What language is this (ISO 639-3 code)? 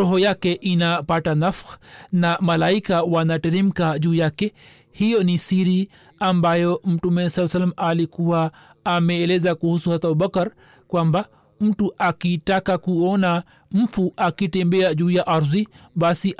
swa